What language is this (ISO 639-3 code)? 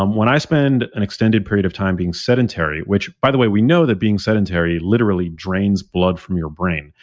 eng